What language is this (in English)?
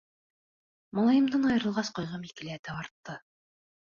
Bashkir